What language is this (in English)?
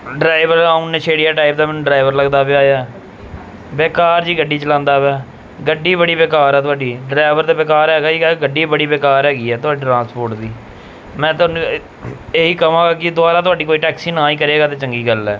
Punjabi